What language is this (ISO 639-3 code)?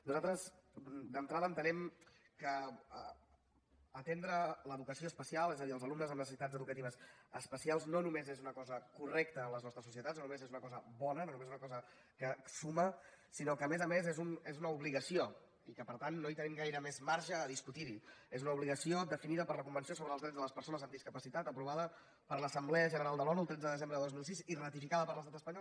cat